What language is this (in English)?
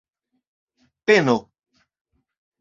Esperanto